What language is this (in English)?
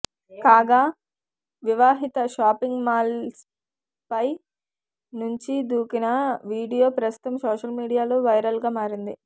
Telugu